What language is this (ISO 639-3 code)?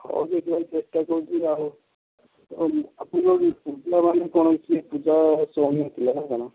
ori